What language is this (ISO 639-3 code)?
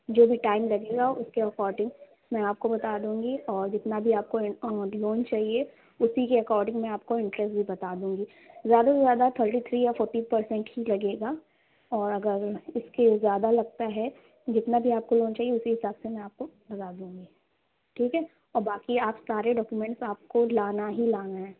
urd